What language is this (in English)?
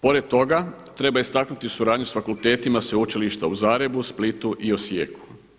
Croatian